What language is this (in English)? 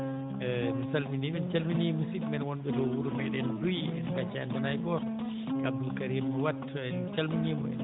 Fula